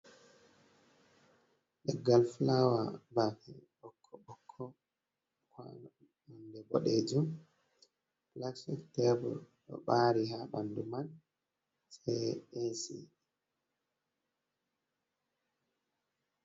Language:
Fula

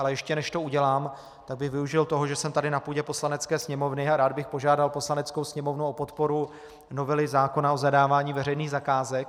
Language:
Czech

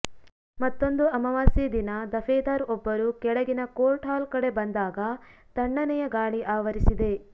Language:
Kannada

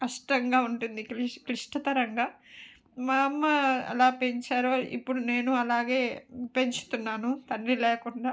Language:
Telugu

